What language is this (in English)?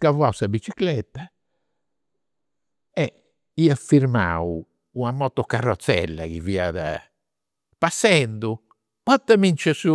Campidanese Sardinian